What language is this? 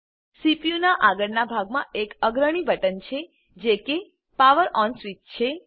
Gujarati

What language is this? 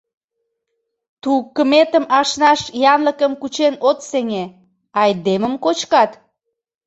Mari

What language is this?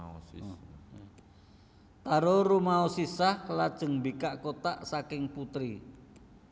Javanese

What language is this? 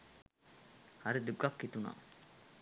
Sinhala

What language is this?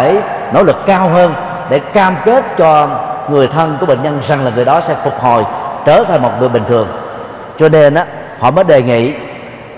Vietnamese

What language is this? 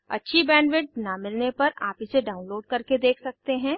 Hindi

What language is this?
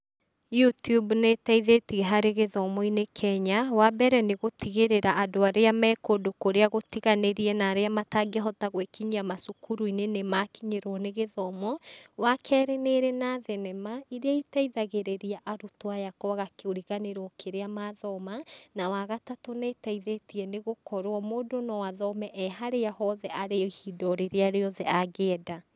Kikuyu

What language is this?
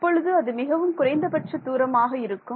Tamil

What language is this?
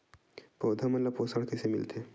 Chhattisgarhi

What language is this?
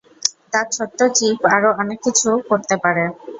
Bangla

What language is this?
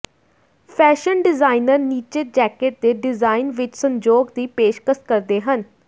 Punjabi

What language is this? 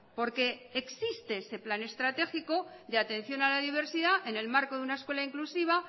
Spanish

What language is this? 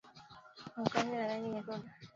Swahili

